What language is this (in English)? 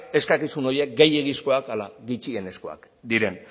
Basque